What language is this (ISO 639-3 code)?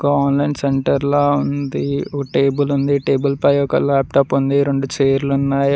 tel